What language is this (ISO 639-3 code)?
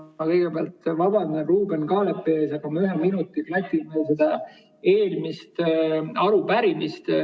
est